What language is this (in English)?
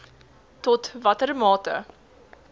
Afrikaans